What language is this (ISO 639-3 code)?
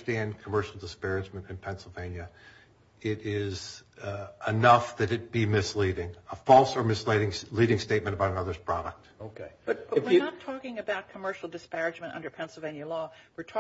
eng